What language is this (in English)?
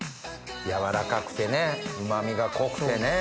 Japanese